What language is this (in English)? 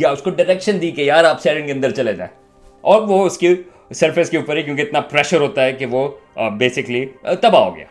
Urdu